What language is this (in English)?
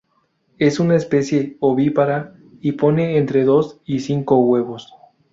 Spanish